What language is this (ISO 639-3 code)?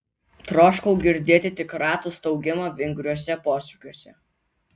lit